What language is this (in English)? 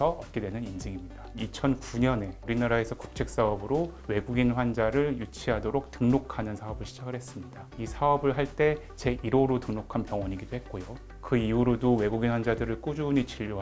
Korean